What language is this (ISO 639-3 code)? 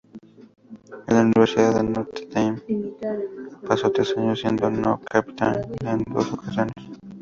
spa